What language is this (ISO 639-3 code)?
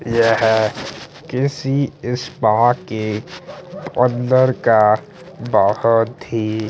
hin